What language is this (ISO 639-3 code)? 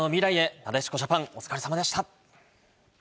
jpn